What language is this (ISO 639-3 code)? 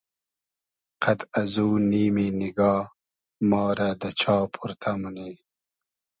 haz